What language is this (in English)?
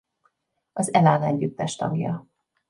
Hungarian